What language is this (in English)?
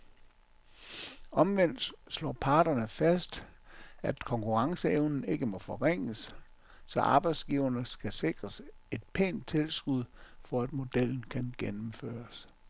Danish